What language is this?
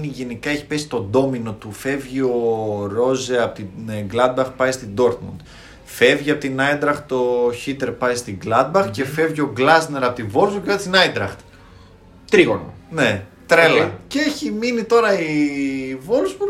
Greek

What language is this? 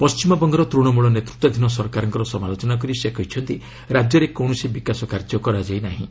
Odia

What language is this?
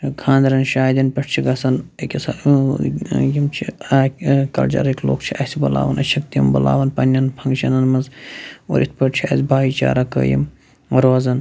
Kashmiri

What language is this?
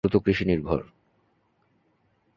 Bangla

